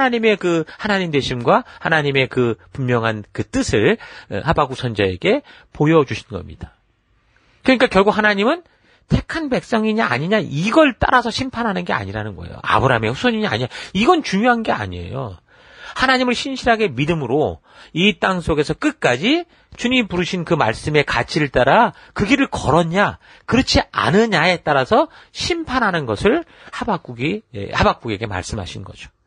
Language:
Korean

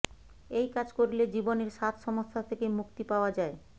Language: Bangla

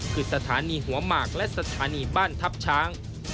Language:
Thai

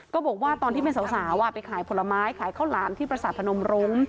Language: Thai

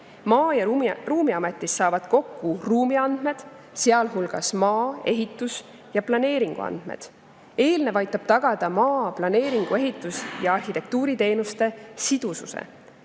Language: Estonian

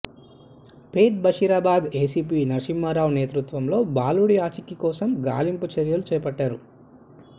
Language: Telugu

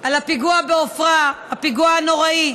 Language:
Hebrew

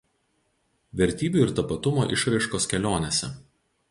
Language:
Lithuanian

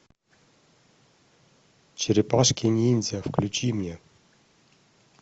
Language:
Russian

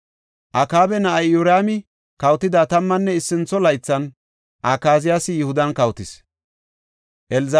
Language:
Gofa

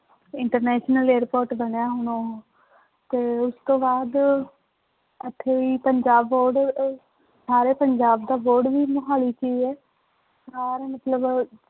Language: Punjabi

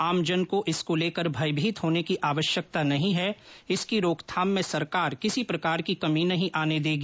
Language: Hindi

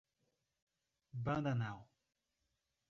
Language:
Portuguese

